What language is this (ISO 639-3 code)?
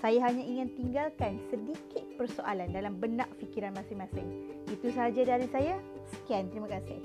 msa